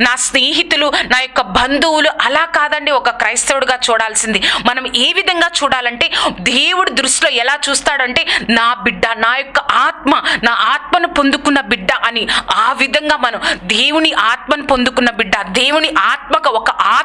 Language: French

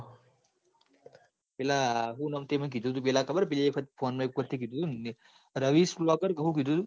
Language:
Gujarati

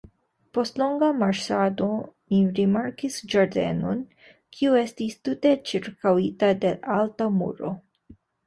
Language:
Esperanto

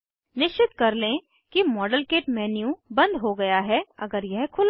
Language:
Hindi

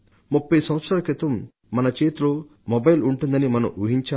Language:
Telugu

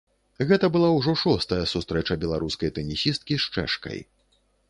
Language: Belarusian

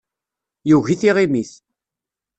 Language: Kabyle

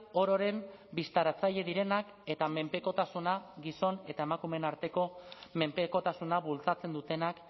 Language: Basque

